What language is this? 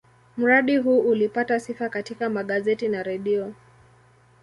Swahili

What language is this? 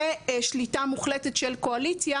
Hebrew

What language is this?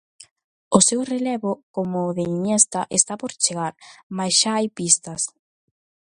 Galician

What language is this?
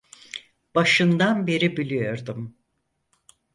Turkish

